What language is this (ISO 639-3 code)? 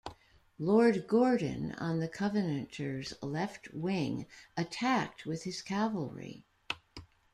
eng